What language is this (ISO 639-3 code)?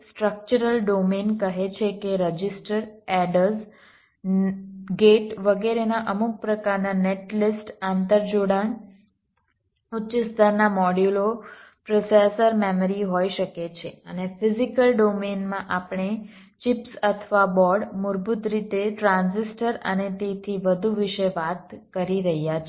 guj